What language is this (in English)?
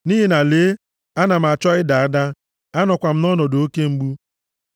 Igbo